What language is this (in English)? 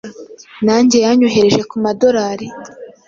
Kinyarwanda